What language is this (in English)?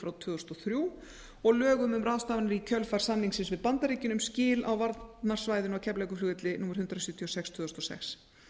Icelandic